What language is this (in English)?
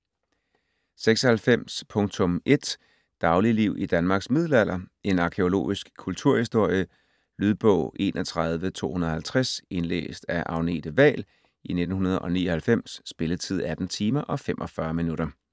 Danish